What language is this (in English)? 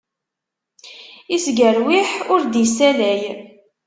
Kabyle